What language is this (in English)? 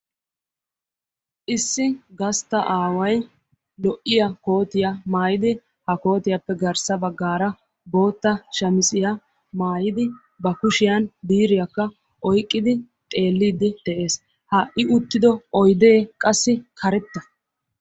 Wolaytta